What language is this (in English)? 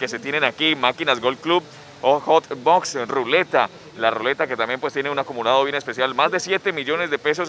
Spanish